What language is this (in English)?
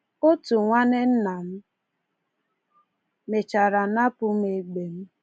Igbo